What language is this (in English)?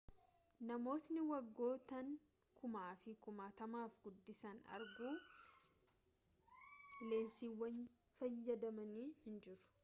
Oromo